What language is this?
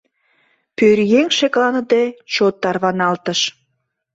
Mari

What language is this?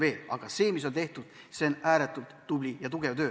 Estonian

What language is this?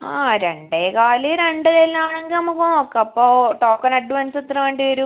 Malayalam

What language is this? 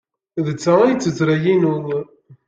Kabyle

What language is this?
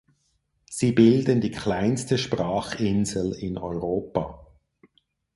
German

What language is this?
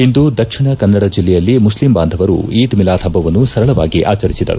Kannada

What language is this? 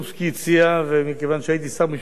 Hebrew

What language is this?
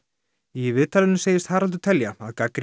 Icelandic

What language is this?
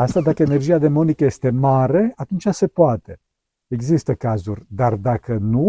Romanian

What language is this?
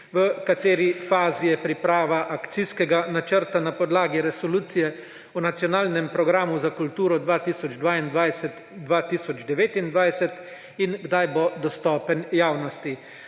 Slovenian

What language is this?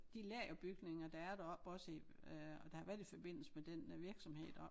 Danish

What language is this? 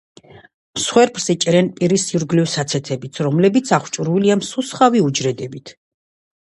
Georgian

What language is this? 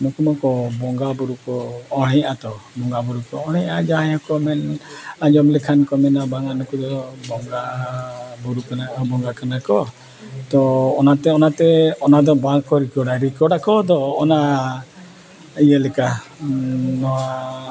Santali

